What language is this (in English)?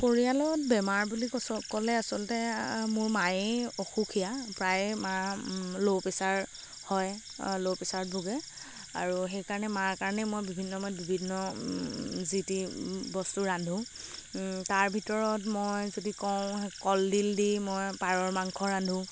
Assamese